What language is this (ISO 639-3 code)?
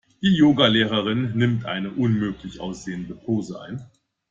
deu